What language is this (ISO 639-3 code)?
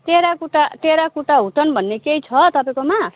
nep